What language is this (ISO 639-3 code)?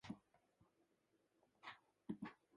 jpn